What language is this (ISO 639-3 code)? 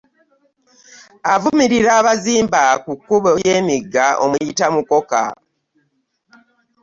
lug